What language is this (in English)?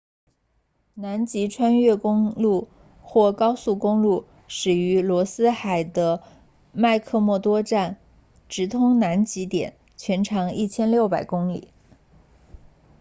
Chinese